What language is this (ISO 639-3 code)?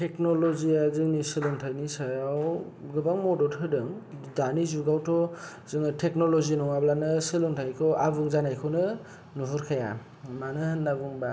brx